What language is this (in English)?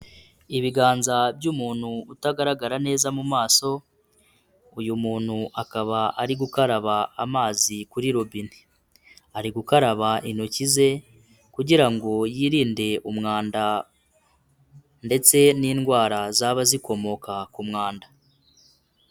Kinyarwanda